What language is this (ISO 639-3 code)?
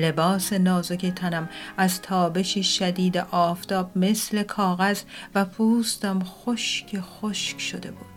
fas